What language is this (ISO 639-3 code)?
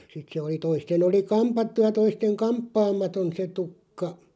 fin